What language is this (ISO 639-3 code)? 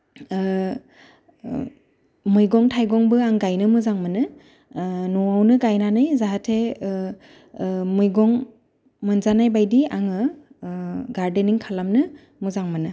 brx